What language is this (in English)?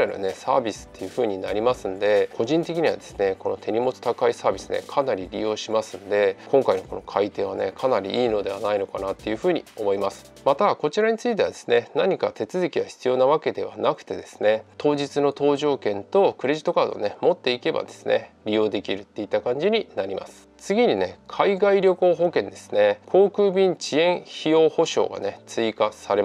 Japanese